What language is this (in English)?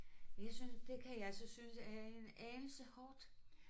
Danish